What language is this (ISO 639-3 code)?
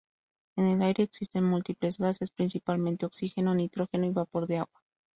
spa